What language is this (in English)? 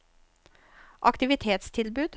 Norwegian